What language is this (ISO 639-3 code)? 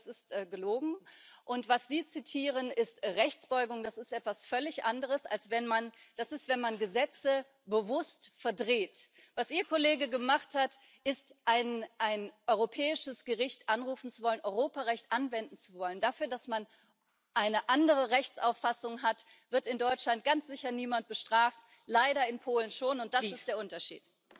deu